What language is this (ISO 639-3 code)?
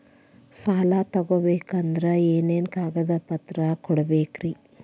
kan